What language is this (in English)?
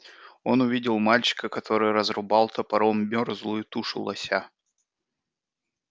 Russian